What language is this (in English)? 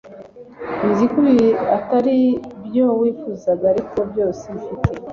Kinyarwanda